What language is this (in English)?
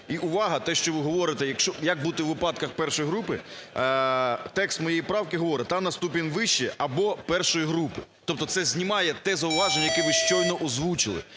Ukrainian